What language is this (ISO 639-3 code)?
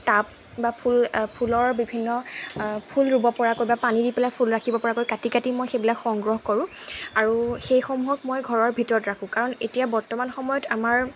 asm